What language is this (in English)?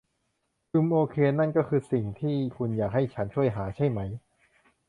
Thai